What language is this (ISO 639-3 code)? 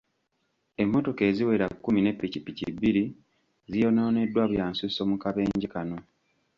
lug